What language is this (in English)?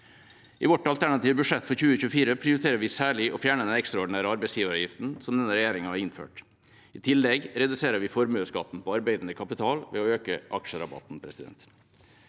Norwegian